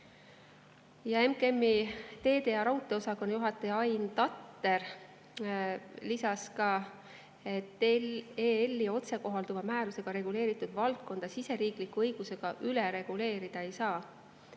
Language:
Estonian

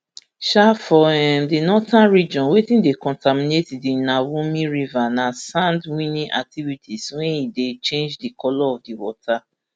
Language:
Nigerian Pidgin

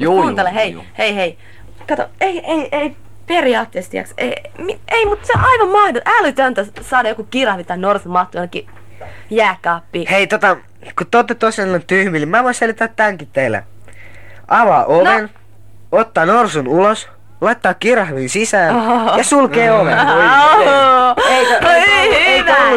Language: Finnish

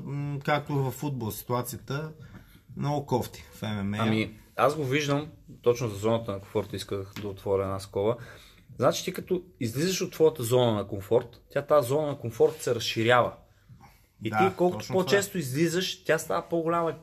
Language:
Bulgarian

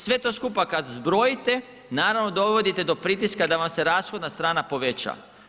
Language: Croatian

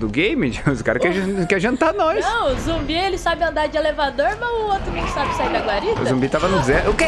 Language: Portuguese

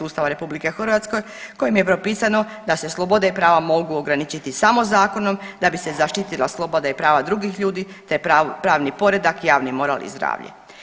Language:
Croatian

